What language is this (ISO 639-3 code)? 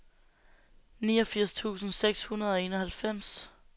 dan